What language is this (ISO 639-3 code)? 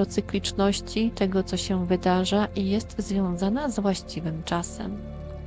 pol